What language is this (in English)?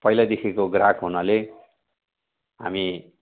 Nepali